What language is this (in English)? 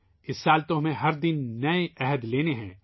Urdu